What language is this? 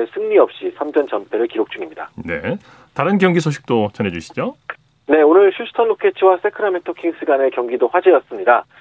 Korean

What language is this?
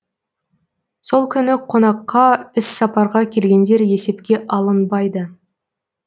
Kazakh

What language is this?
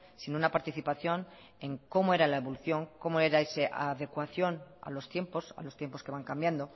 Spanish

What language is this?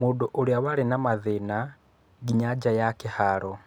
Kikuyu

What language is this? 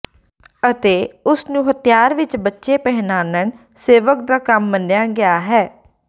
Punjabi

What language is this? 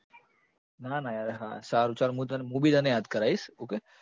Gujarati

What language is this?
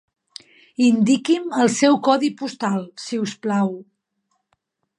Catalan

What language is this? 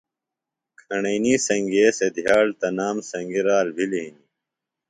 Phalura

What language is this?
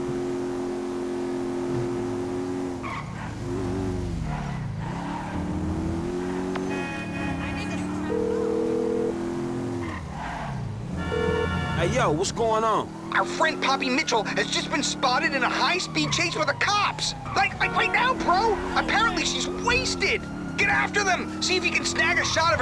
English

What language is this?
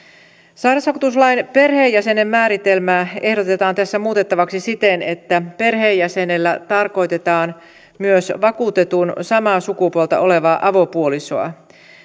Finnish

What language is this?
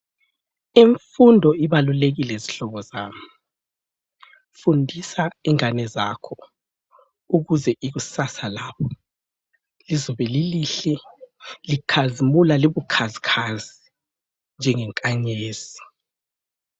North Ndebele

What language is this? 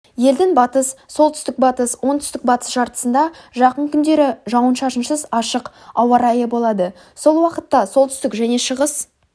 Kazakh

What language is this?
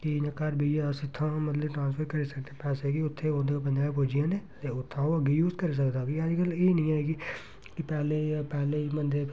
Dogri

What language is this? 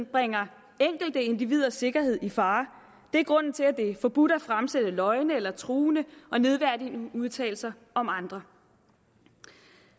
Danish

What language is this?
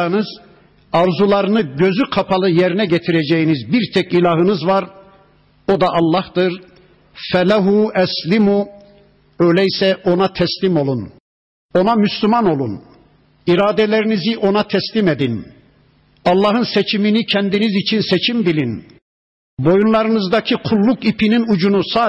Turkish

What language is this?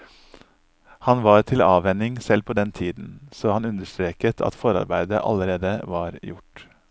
Norwegian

